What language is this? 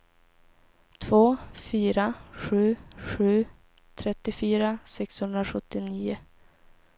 Swedish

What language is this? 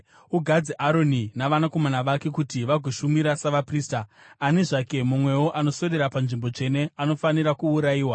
Shona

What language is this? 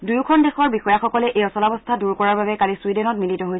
Assamese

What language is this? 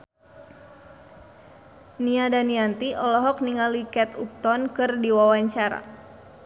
Sundanese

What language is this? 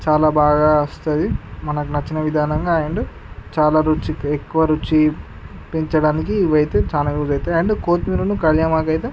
Telugu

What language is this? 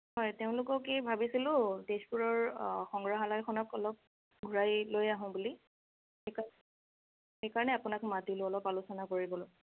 Assamese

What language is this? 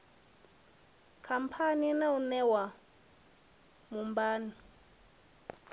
Venda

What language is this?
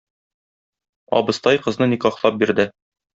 Tatar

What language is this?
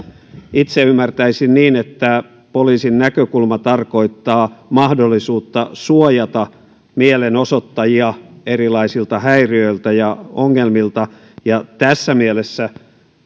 Finnish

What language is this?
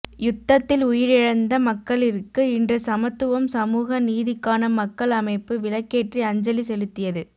Tamil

